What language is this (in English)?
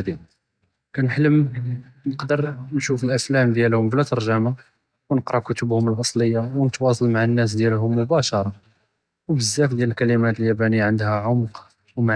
Judeo-Arabic